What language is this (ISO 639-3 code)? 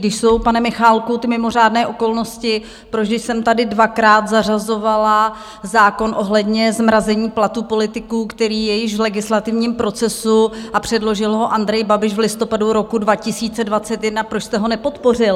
ces